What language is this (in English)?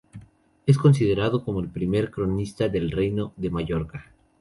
Spanish